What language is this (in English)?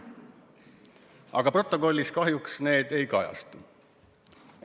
Estonian